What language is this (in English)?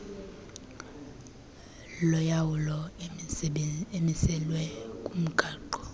Xhosa